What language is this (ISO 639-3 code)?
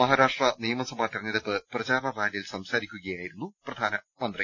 mal